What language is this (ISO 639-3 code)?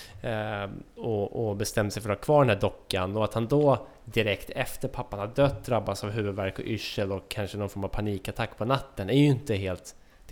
swe